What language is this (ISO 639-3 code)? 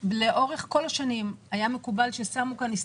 heb